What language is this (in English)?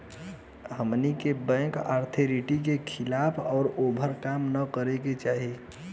Bhojpuri